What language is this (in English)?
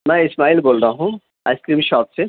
Urdu